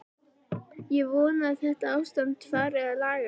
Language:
Icelandic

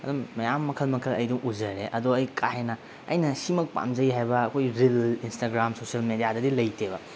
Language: Manipuri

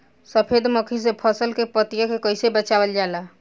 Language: Bhojpuri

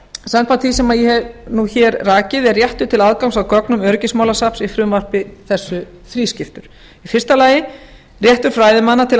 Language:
Icelandic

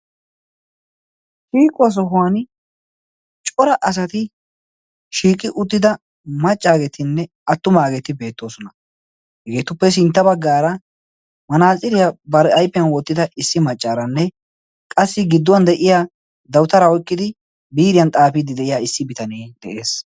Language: Wolaytta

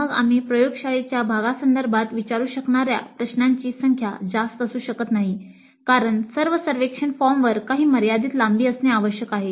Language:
Marathi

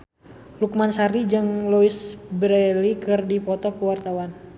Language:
Sundanese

